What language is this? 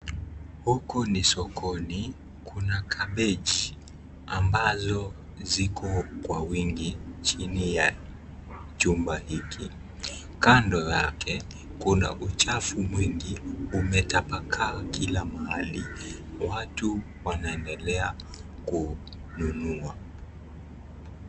Swahili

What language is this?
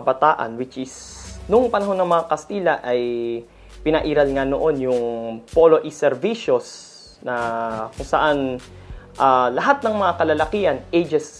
Filipino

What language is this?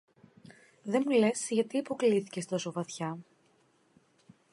Greek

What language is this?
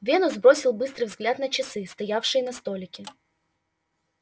Russian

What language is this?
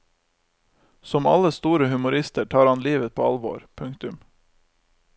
Norwegian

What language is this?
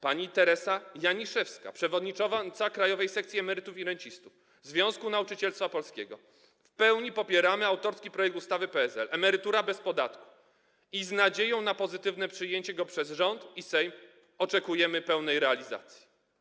Polish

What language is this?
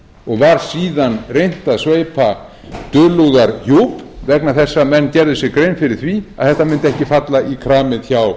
Icelandic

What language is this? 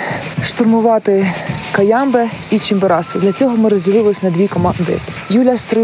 Ukrainian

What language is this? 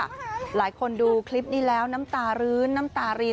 Thai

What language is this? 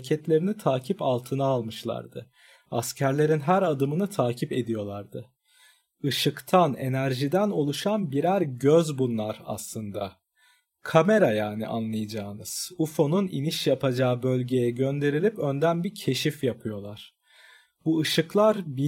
Turkish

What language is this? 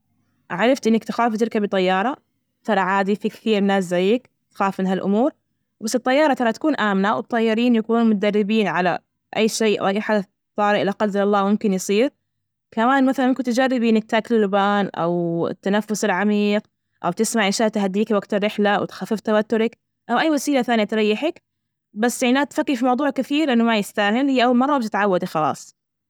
Najdi Arabic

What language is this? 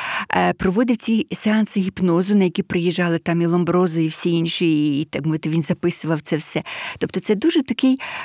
Ukrainian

